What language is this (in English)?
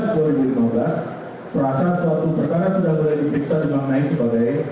Indonesian